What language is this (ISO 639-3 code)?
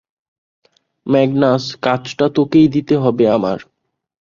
ben